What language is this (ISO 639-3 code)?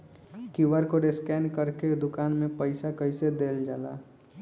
bho